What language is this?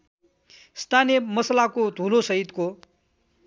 Nepali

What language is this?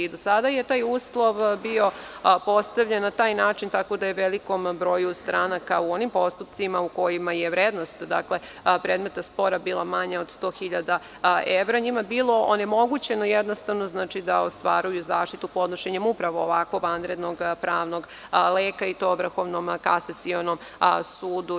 Serbian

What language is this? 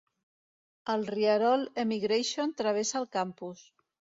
Catalan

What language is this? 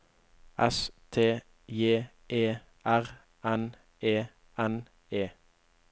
Norwegian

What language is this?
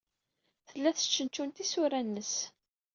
Kabyle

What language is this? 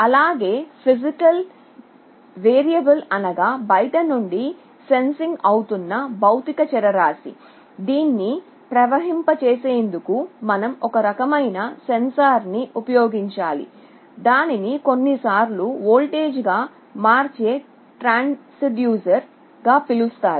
Telugu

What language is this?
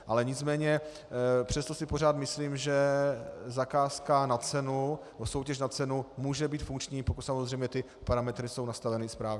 Czech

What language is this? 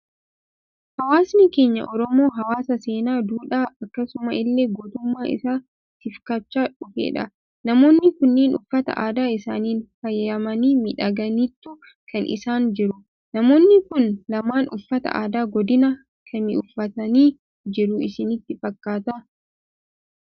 Oromo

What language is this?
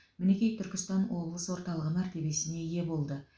Kazakh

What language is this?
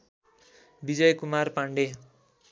Nepali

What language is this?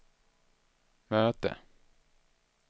Swedish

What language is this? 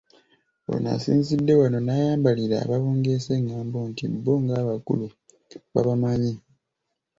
Ganda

